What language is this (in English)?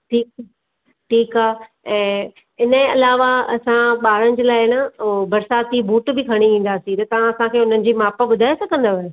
Sindhi